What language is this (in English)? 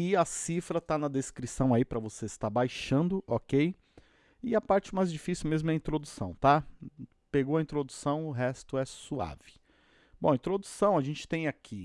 Portuguese